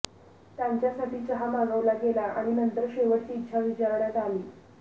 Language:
Marathi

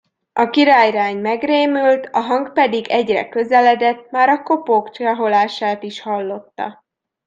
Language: Hungarian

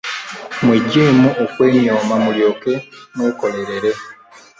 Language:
Ganda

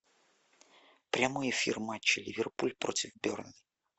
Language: Russian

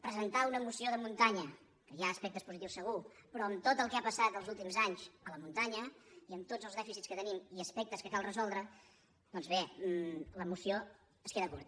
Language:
Catalan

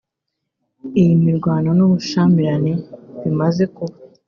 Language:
Kinyarwanda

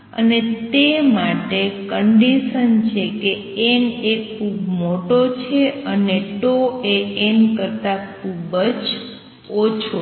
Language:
Gujarati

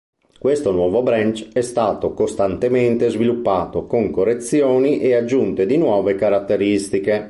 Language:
Italian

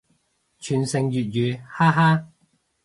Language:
Cantonese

